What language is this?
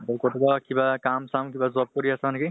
Assamese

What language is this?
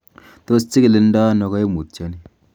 Kalenjin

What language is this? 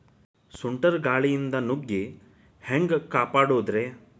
Kannada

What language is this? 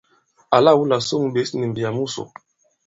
Bankon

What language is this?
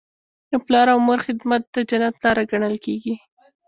Pashto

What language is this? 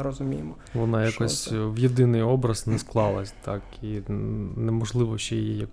Ukrainian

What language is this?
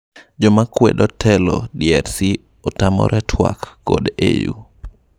Luo (Kenya and Tanzania)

